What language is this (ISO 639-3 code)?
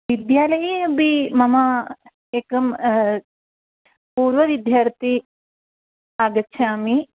san